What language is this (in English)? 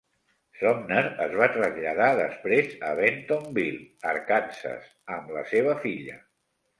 Catalan